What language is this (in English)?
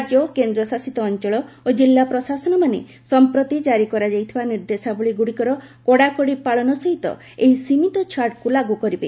Odia